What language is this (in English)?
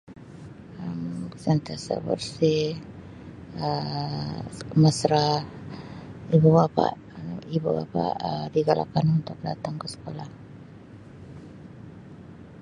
Sabah Malay